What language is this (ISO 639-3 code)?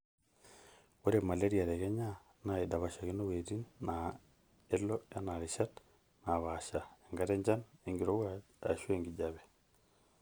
mas